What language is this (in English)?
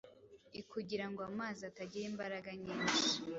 Kinyarwanda